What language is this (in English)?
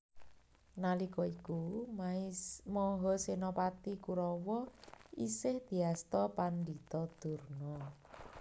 Javanese